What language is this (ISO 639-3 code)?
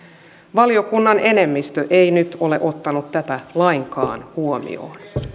fin